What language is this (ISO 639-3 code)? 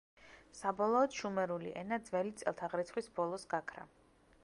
kat